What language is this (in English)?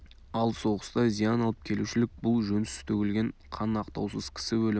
Kazakh